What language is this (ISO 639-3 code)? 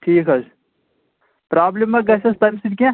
kas